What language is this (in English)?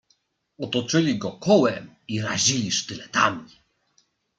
Polish